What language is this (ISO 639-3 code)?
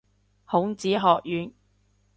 yue